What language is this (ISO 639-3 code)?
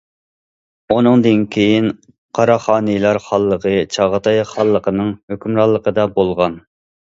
uig